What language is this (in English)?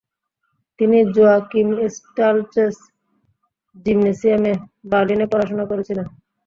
Bangla